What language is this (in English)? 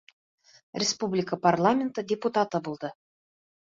Bashkir